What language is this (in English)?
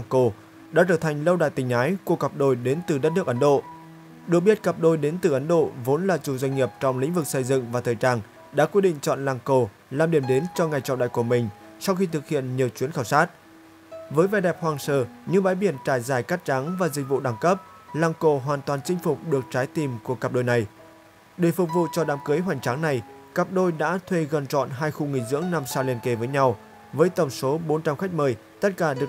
Vietnamese